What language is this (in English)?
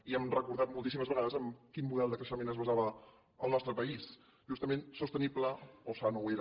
Catalan